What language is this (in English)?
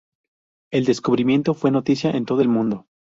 Spanish